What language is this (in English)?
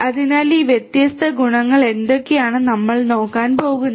Malayalam